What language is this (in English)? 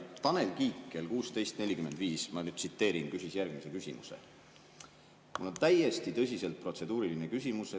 Estonian